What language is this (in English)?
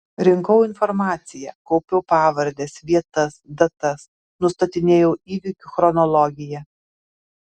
Lithuanian